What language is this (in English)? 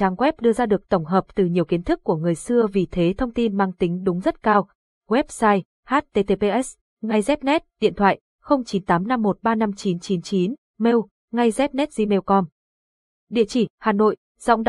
Vietnamese